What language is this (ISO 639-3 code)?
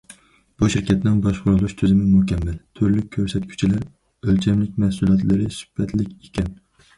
uig